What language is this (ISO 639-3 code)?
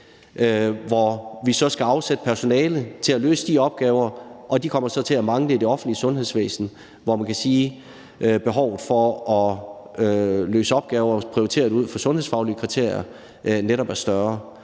dan